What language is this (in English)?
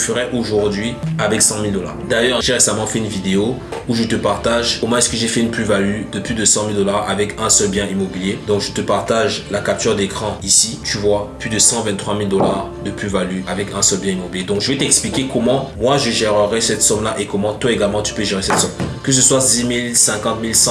French